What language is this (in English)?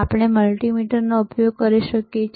Gujarati